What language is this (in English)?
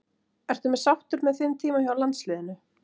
Icelandic